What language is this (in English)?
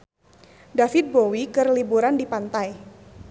Sundanese